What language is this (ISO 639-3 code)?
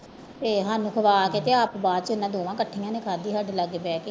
pan